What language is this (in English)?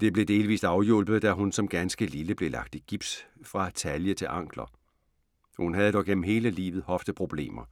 Danish